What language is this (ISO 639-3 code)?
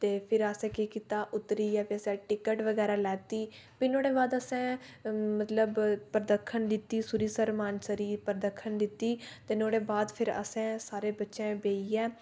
doi